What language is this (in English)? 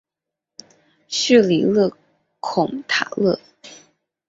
Chinese